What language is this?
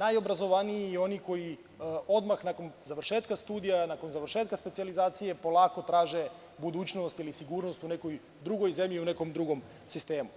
Serbian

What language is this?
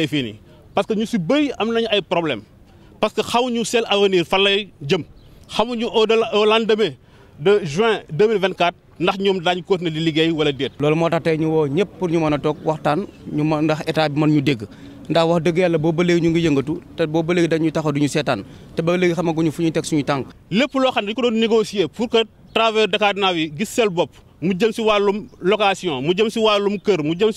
French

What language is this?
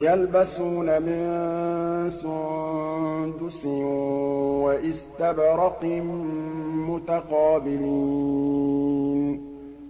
Arabic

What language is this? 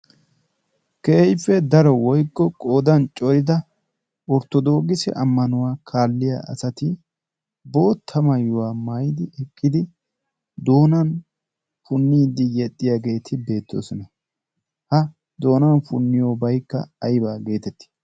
Wolaytta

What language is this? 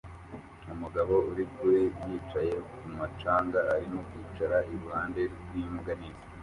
Kinyarwanda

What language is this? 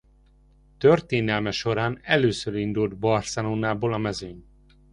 Hungarian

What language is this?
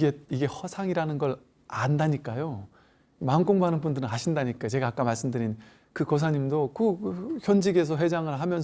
Korean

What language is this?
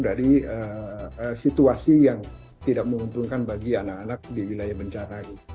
Indonesian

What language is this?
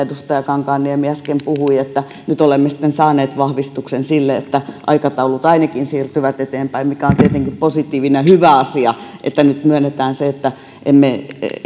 Finnish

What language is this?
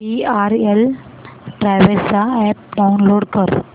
Marathi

